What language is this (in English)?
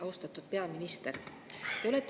Estonian